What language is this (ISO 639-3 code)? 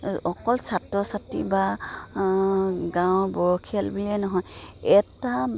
asm